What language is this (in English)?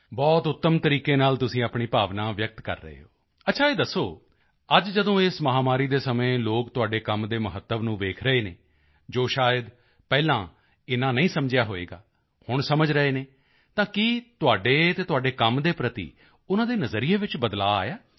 Punjabi